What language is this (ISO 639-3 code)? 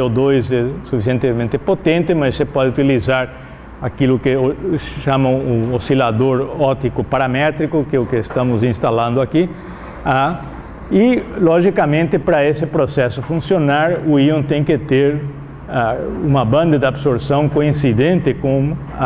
por